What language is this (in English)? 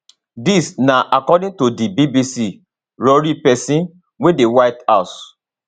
Nigerian Pidgin